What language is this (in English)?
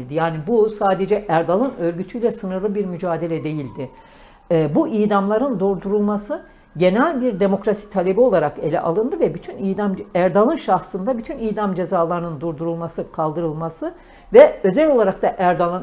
Turkish